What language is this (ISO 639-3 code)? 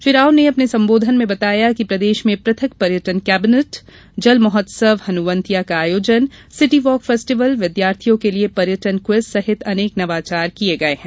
hin